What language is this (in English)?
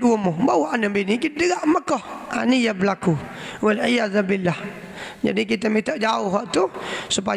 Malay